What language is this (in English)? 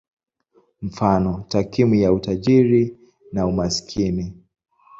Swahili